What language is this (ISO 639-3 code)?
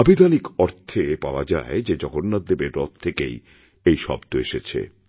ben